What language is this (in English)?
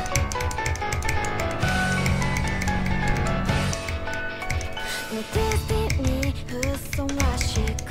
Japanese